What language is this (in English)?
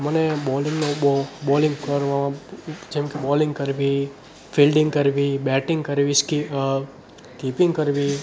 Gujarati